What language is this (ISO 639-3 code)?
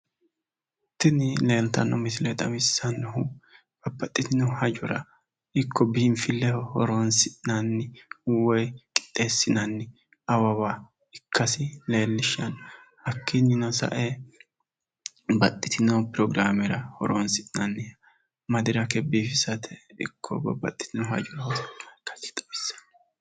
sid